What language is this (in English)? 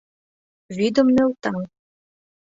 Mari